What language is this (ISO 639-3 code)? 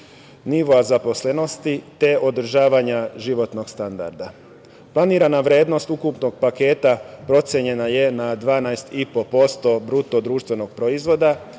srp